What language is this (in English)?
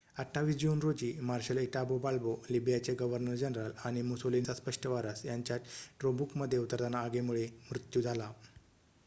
Marathi